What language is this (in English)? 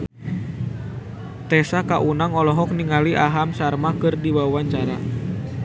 Sundanese